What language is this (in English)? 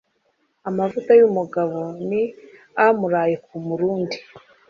Kinyarwanda